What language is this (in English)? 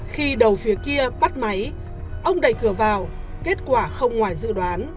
Vietnamese